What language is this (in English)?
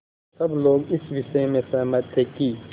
Hindi